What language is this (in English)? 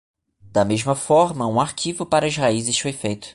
Portuguese